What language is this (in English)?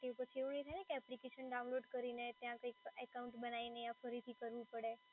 Gujarati